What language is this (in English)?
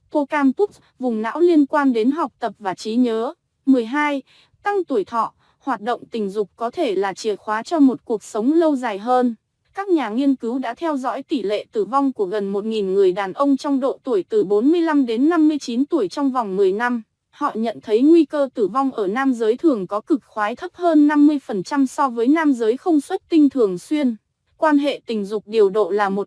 Vietnamese